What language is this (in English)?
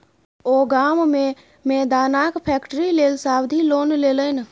Maithili